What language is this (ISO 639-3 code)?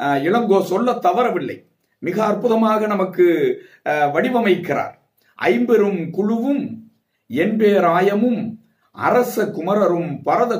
tha